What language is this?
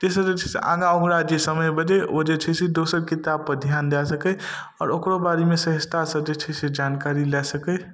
Maithili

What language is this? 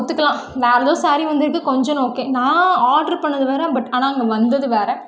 Tamil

